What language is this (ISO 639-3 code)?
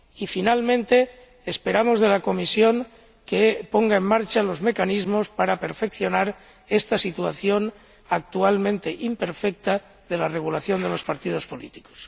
spa